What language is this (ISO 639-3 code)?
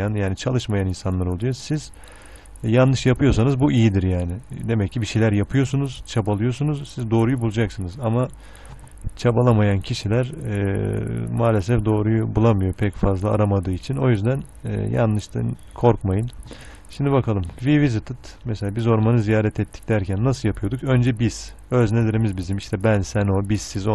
tur